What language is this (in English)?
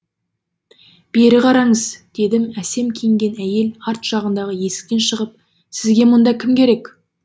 Kazakh